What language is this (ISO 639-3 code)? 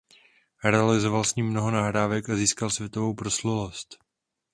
ces